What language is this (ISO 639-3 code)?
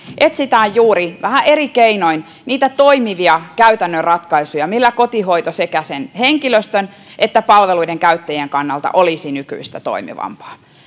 fin